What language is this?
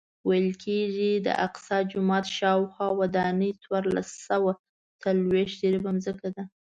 Pashto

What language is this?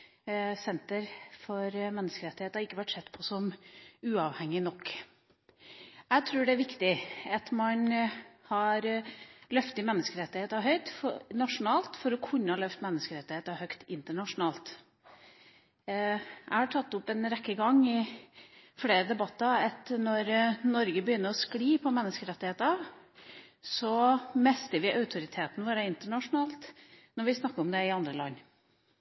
Norwegian Bokmål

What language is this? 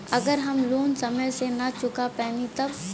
Bhojpuri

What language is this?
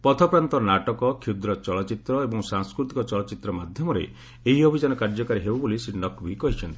Odia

